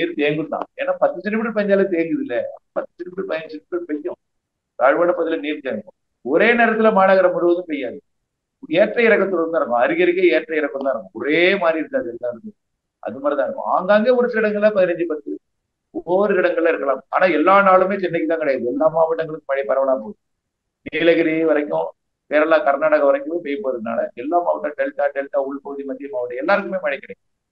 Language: Tamil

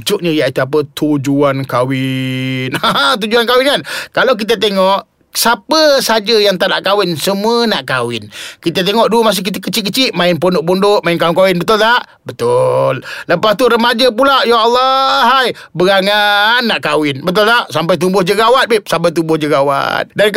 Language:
Malay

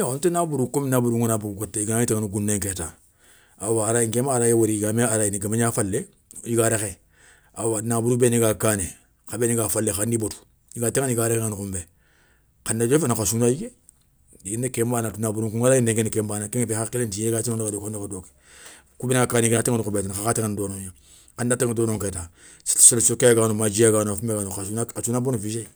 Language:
Soninke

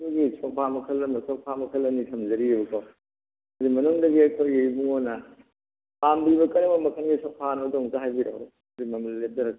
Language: Manipuri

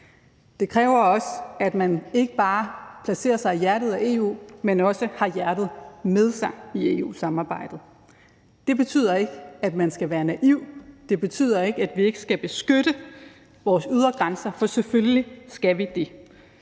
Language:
Danish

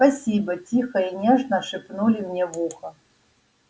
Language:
Russian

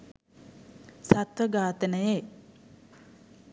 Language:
Sinhala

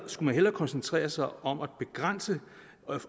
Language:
Danish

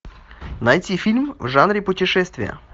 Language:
Russian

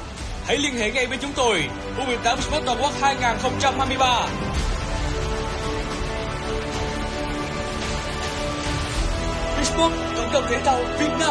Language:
Vietnamese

